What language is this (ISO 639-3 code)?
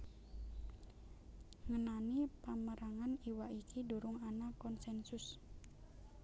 jav